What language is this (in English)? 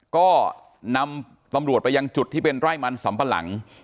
Thai